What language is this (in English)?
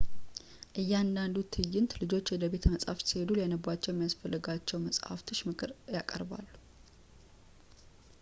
Amharic